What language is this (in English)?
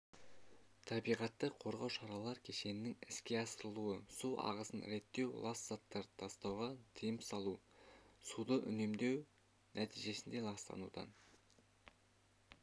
Kazakh